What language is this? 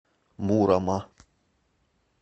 Russian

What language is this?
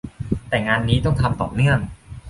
Thai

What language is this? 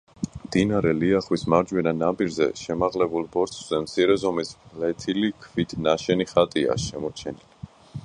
Georgian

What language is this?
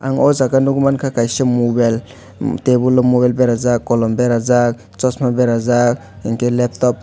Kok Borok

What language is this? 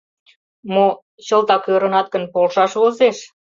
Mari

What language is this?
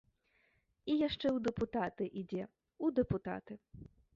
Belarusian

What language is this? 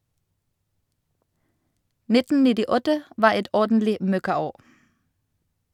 Norwegian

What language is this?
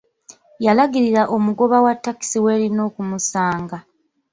Ganda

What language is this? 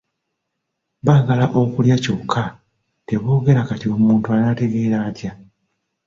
Ganda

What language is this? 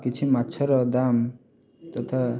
Odia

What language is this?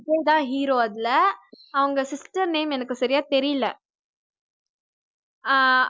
Tamil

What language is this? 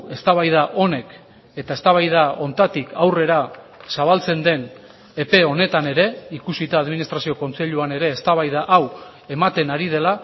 Basque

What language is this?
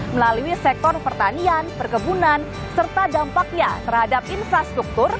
Indonesian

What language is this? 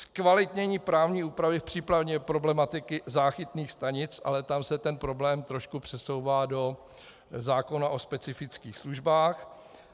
Czech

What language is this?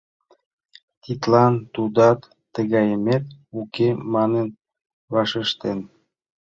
Mari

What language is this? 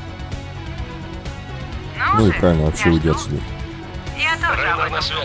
Russian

